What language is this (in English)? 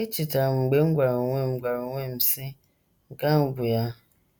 Igbo